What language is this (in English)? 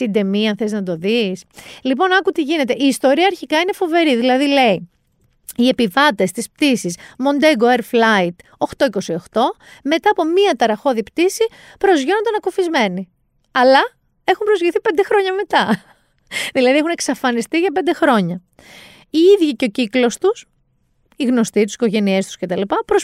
Greek